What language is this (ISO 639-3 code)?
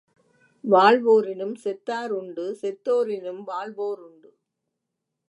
tam